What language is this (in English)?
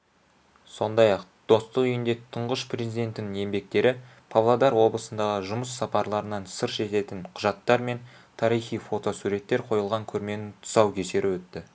Kazakh